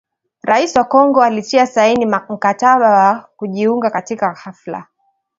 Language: Swahili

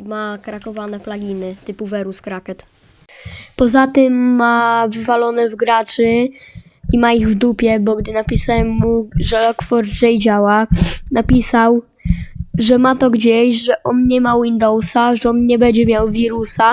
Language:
Polish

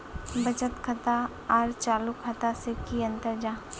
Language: Magahi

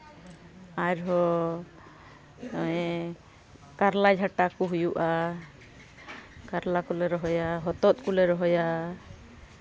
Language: Santali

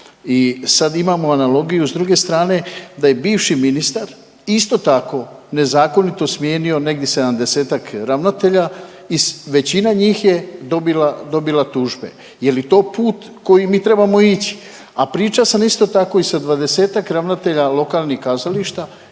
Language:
Croatian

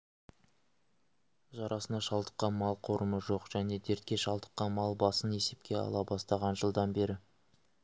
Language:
Kazakh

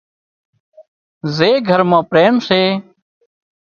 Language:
Wadiyara Koli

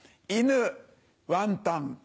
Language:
Japanese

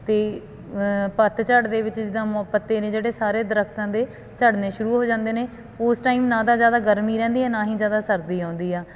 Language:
Punjabi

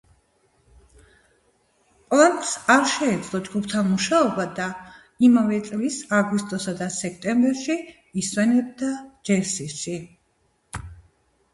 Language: Georgian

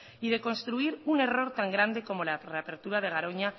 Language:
Spanish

